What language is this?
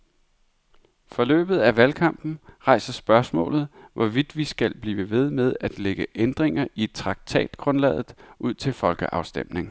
Danish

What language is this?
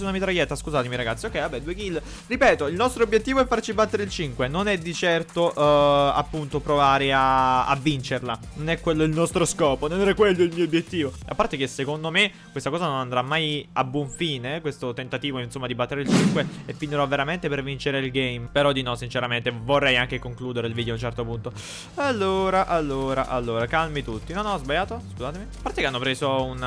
Italian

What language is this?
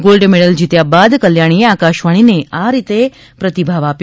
Gujarati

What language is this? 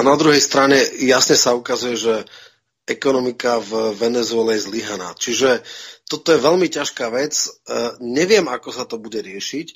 Czech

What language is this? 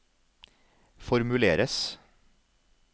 Norwegian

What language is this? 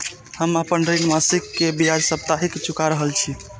Maithili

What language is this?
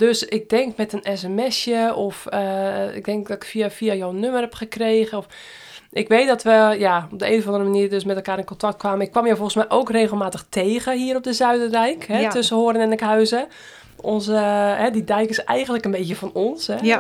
Dutch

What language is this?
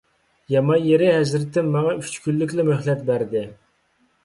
Uyghur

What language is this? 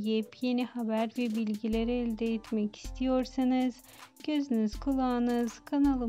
Turkish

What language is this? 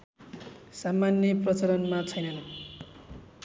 Nepali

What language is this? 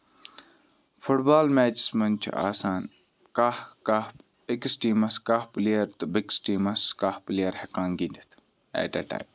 Kashmiri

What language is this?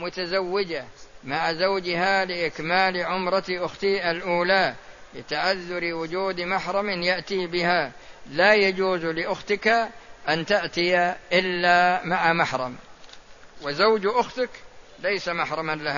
Arabic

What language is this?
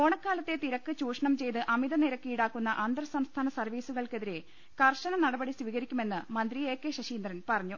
Malayalam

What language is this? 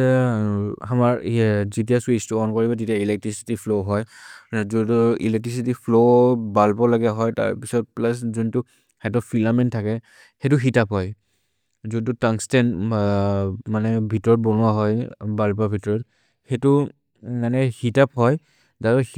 Maria (India)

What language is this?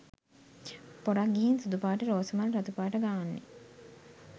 Sinhala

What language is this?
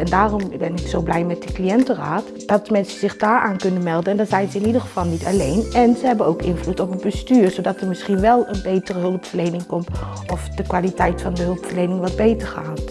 Dutch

